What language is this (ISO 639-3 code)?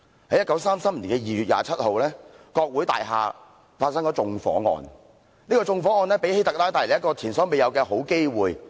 yue